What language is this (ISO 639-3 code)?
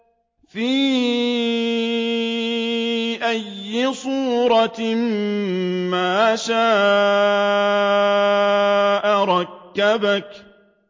ara